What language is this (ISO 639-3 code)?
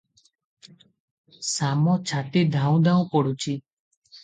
ori